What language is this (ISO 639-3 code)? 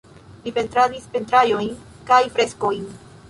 epo